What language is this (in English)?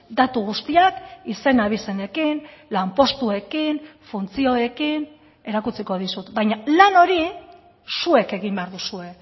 Basque